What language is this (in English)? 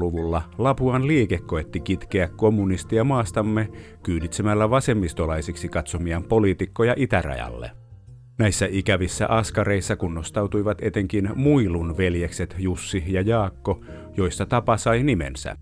Finnish